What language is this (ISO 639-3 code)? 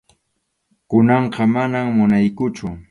qxu